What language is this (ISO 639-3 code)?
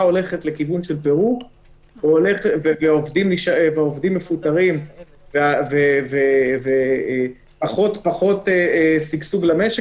heb